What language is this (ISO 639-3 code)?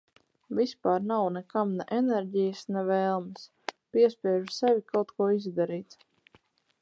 lav